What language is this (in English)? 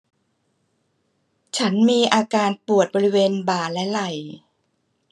Thai